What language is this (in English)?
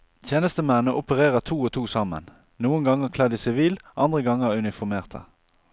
Norwegian